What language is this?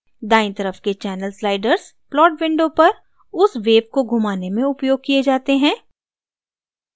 Hindi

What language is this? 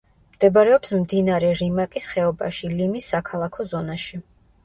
Georgian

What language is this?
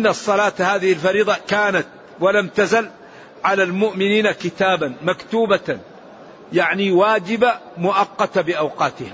Arabic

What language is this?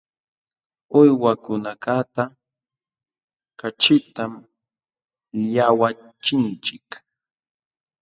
Jauja Wanca Quechua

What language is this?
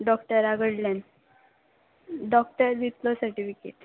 Konkani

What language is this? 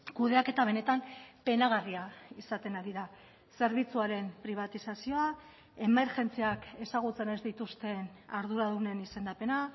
Basque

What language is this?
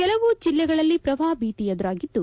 Kannada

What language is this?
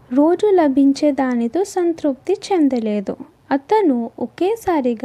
Telugu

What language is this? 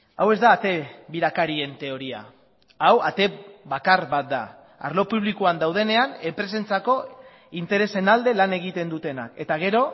Basque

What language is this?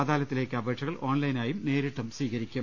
Malayalam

